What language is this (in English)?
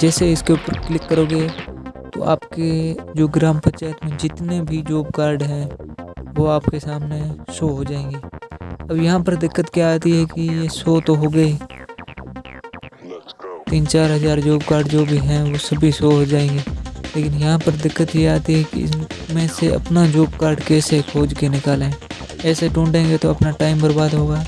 Hindi